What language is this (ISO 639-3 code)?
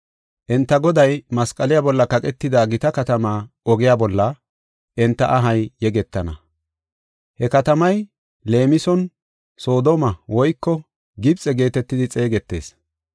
gof